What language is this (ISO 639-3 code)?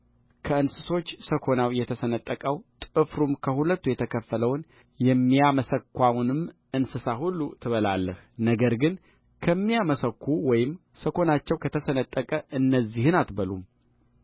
amh